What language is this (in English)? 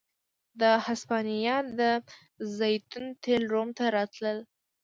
Pashto